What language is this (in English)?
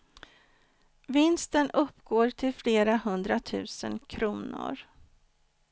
Swedish